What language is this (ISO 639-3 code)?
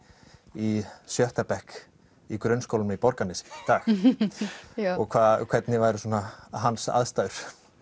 isl